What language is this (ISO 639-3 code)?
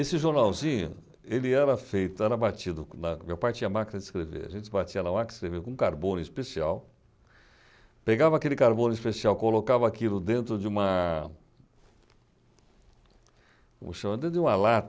por